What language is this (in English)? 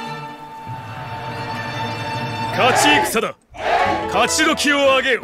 Japanese